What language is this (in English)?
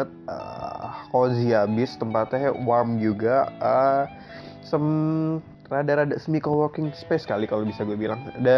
Indonesian